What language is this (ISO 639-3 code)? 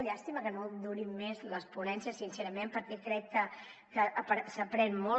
cat